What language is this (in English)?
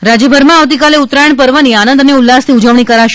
Gujarati